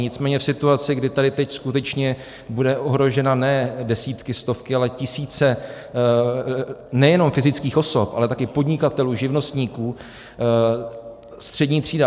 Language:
Czech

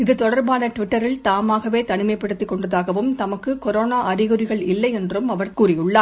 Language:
Tamil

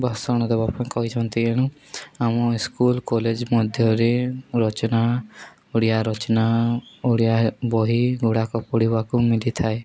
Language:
Odia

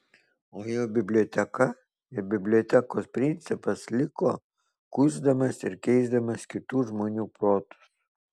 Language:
Lithuanian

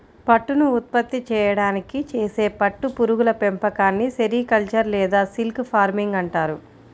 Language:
Telugu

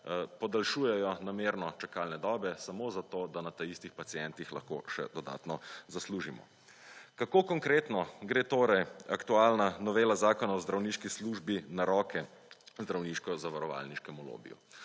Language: Slovenian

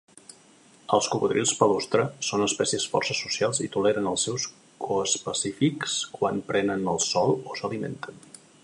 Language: Catalan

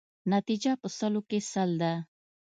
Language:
Pashto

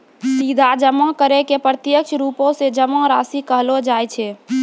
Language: Maithili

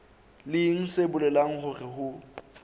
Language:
Southern Sotho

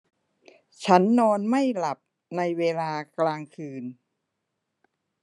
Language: Thai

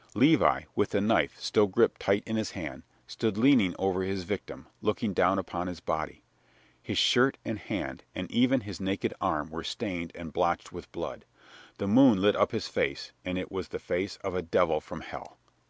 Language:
English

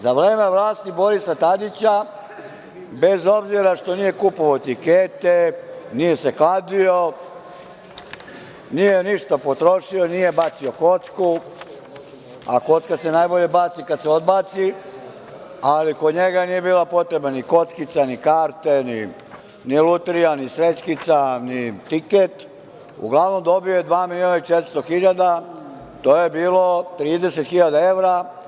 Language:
Serbian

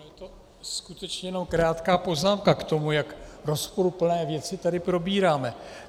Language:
Czech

